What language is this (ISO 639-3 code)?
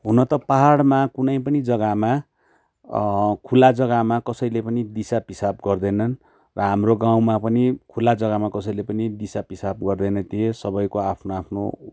nep